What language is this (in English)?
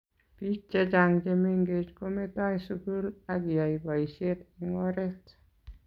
Kalenjin